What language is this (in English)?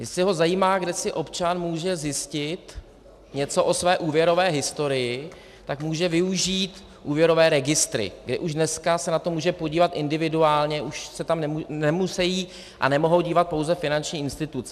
Czech